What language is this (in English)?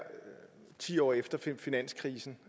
Danish